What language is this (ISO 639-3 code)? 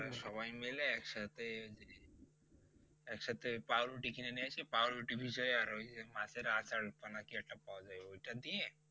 ben